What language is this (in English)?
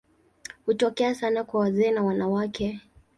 Swahili